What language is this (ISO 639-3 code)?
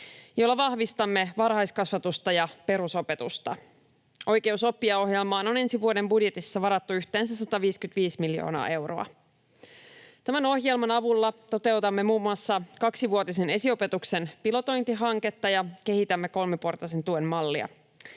fin